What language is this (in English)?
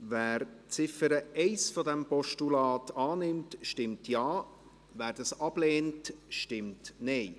Swiss German